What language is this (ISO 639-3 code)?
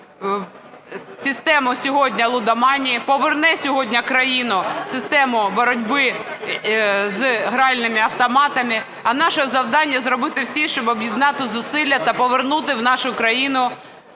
ukr